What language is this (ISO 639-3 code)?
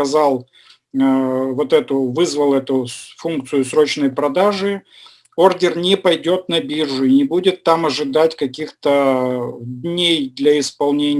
rus